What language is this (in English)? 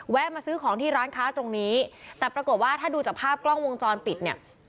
Thai